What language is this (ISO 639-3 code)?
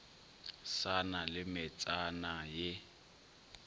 nso